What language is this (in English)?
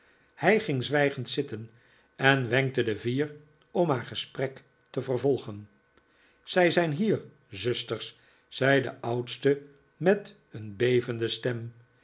Dutch